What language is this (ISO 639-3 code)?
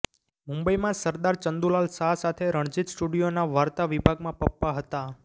guj